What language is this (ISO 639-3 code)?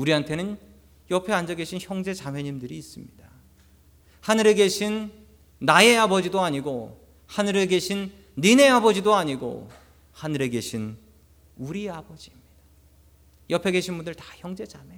kor